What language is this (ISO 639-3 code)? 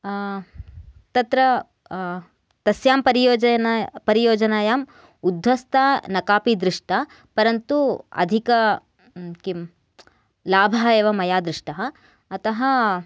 san